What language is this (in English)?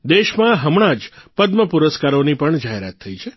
Gujarati